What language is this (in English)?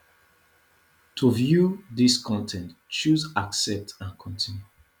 Nigerian Pidgin